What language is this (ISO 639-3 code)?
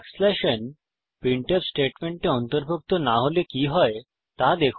ben